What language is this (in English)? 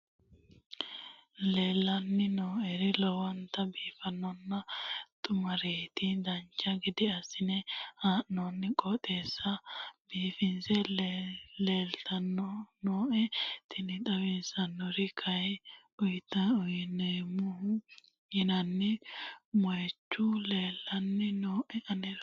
Sidamo